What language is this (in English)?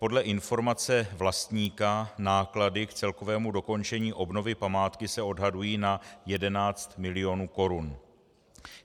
Czech